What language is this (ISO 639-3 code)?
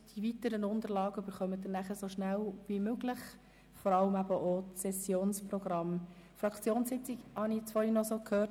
gsw